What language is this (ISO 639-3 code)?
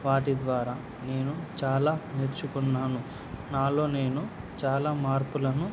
tel